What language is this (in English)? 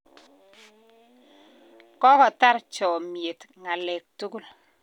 Kalenjin